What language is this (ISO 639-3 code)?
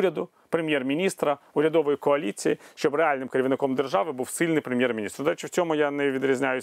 ukr